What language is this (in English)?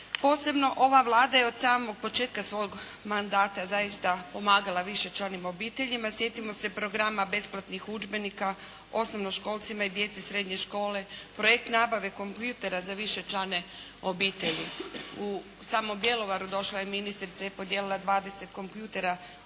Croatian